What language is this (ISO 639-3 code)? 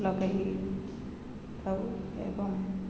ori